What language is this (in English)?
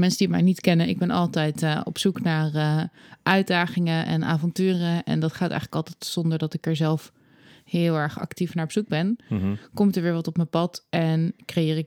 Dutch